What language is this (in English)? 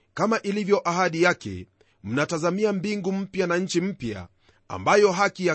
Swahili